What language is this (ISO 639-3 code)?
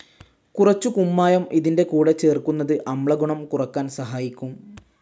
mal